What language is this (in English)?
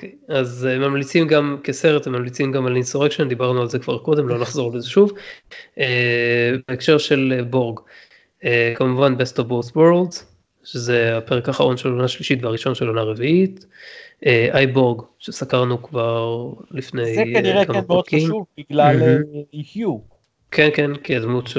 Hebrew